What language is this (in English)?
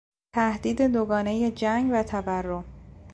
Persian